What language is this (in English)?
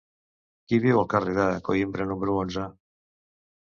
Catalan